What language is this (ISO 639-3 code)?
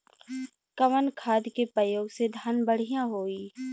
bho